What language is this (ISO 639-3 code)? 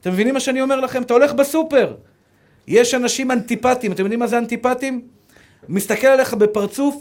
heb